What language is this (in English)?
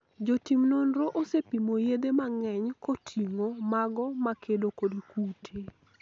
Luo (Kenya and Tanzania)